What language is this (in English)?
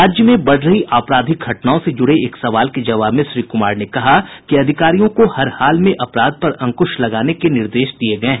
Hindi